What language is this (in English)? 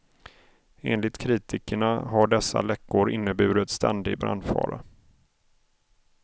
Swedish